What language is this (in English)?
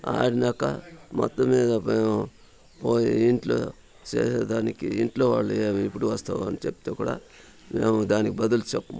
Telugu